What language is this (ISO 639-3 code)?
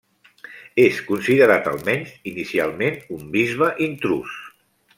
cat